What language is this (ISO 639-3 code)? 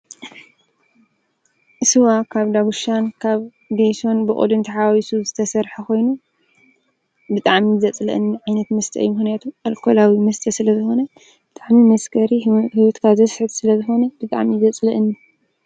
tir